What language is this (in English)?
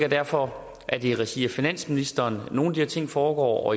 Danish